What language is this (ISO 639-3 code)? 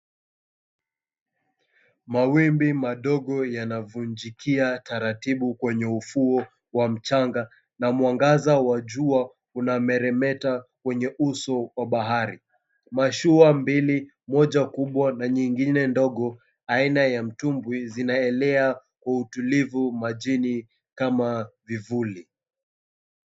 swa